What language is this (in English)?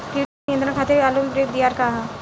Bhojpuri